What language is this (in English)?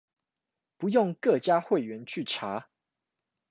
Chinese